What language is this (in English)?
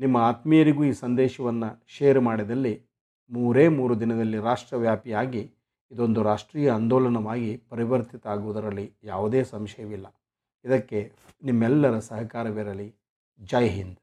Kannada